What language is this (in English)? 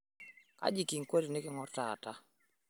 Masai